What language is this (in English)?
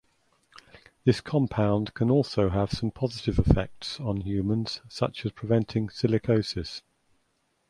English